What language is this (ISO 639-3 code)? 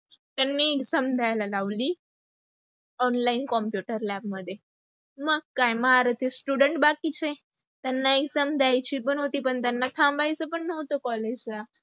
mar